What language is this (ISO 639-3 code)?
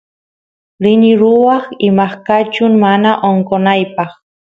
qus